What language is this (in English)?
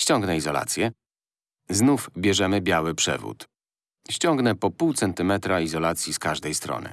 Polish